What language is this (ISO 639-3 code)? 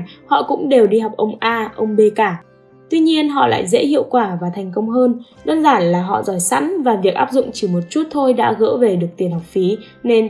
vie